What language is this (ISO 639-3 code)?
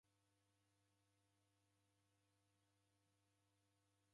dav